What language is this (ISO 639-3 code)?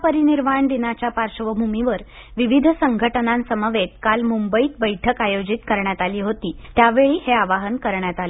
mar